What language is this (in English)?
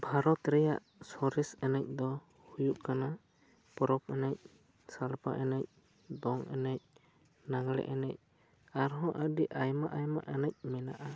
Santali